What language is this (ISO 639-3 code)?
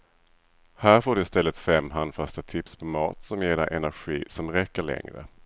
swe